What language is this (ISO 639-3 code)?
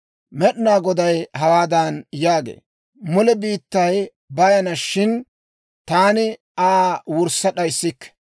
dwr